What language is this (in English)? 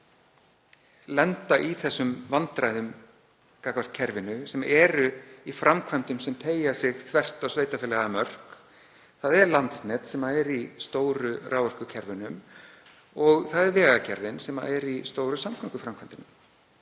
Icelandic